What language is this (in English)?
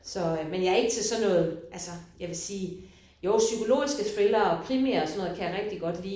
Danish